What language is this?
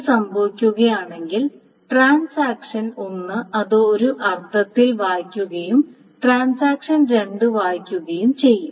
Malayalam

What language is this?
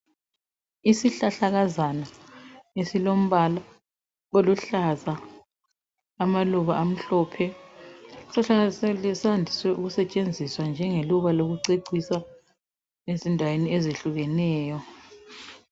North Ndebele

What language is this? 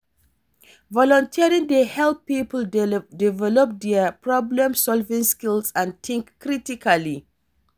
Nigerian Pidgin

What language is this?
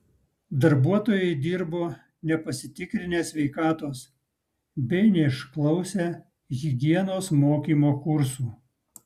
Lithuanian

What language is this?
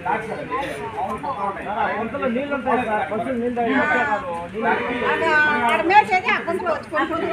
Thai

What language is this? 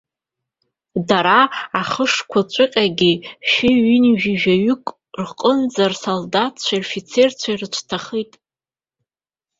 Abkhazian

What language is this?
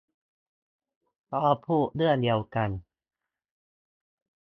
Thai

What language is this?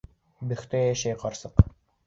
Bashkir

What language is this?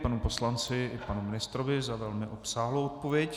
Czech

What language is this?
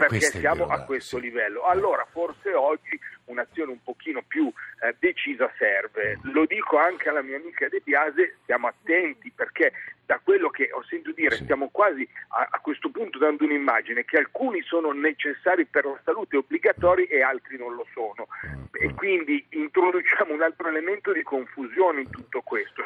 Italian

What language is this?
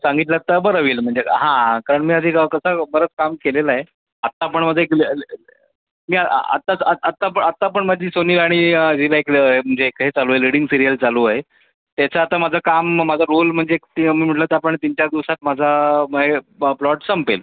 Marathi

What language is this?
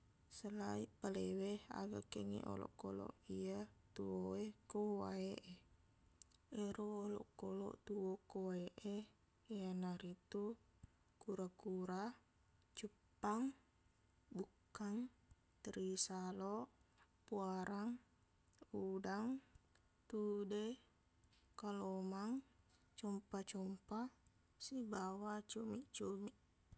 Buginese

